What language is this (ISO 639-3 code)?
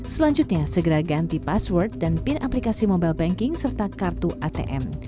ind